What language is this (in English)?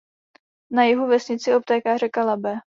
Czech